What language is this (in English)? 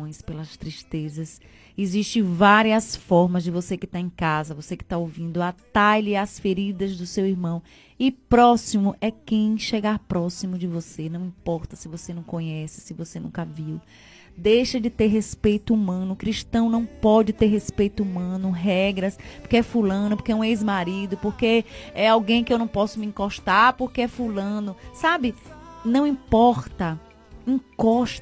Portuguese